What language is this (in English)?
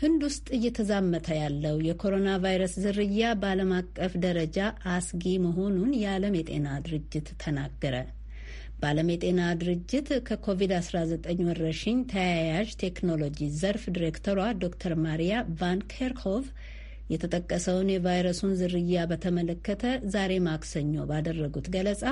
Romanian